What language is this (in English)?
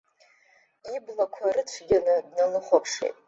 Abkhazian